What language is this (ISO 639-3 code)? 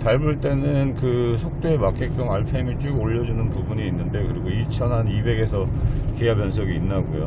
kor